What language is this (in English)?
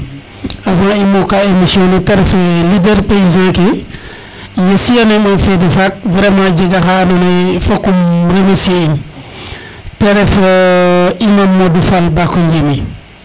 Serer